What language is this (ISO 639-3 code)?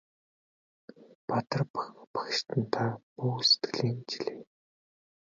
mon